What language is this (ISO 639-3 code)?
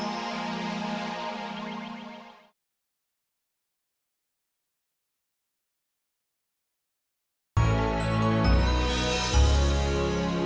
ind